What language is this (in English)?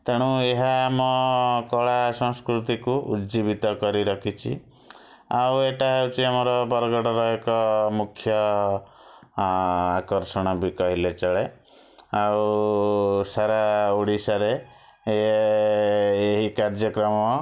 Odia